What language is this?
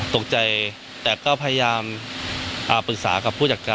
Thai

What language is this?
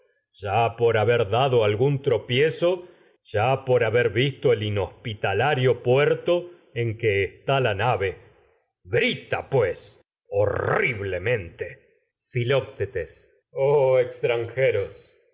Spanish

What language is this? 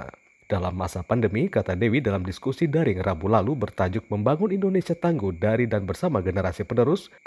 Indonesian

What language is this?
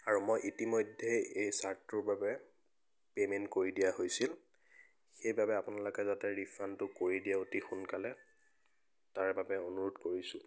Assamese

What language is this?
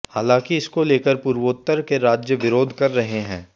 Hindi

